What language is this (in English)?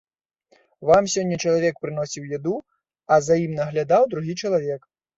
Belarusian